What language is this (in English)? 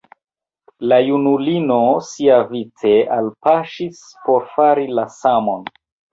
Esperanto